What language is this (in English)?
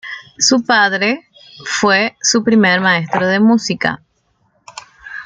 Spanish